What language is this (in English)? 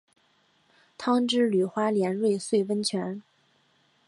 Chinese